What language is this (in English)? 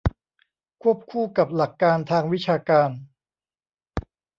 Thai